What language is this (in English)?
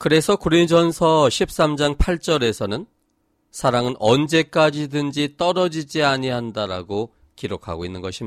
Korean